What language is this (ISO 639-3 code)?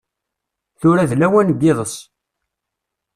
kab